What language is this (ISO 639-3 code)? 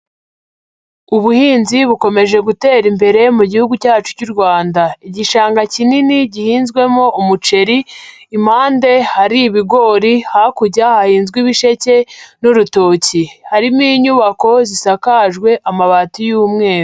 kin